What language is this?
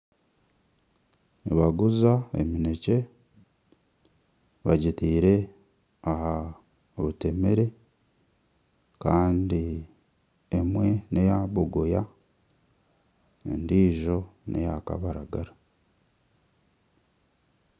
Nyankole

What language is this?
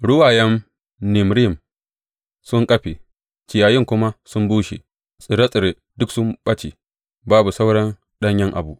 Hausa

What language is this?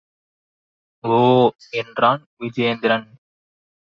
Tamil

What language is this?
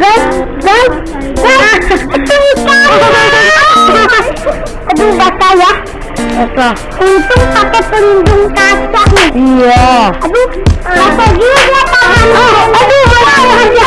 Indonesian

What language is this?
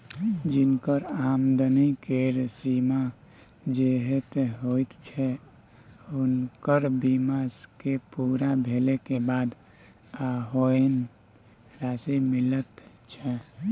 Maithili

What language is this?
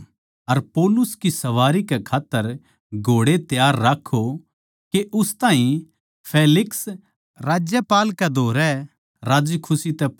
Haryanvi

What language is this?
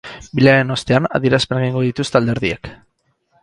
Basque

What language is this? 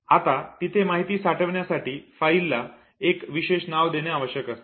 Marathi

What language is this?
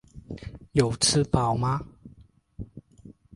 Chinese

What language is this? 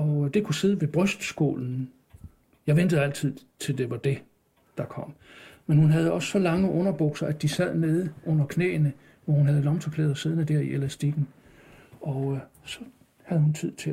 Danish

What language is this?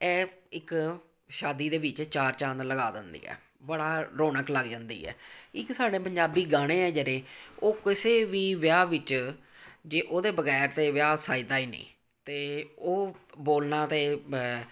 Punjabi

